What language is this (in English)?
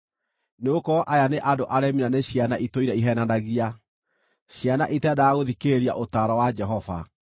Kikuyu